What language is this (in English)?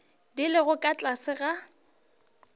Northern Sotho